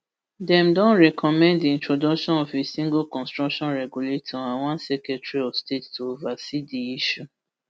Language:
Nigerian Pidgin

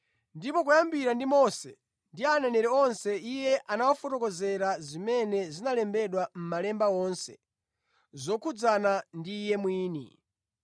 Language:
Nyanja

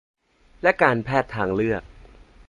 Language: Thai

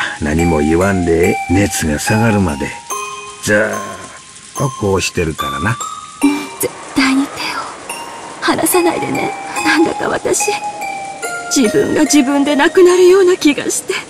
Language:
Japanese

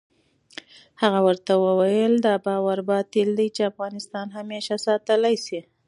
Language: Pashto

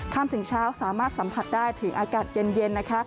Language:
Thai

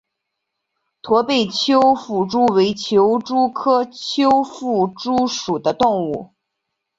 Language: Chinese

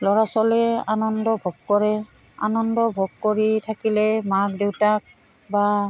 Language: Assamese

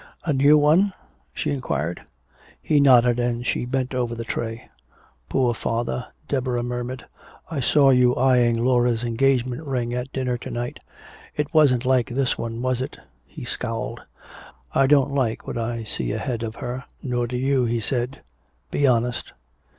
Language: English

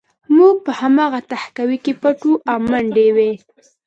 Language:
Pashto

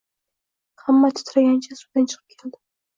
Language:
Uzbek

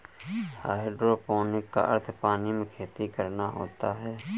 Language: Hindi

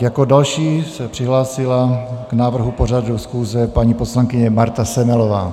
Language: Czech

